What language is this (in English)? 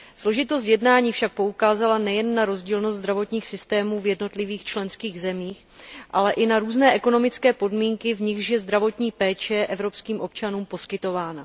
Czech